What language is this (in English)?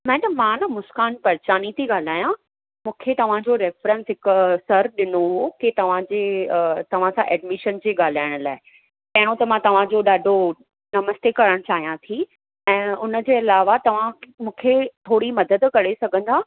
Sindhi